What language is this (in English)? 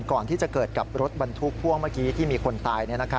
Thai